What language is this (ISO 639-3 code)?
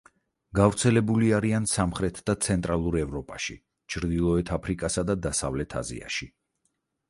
kat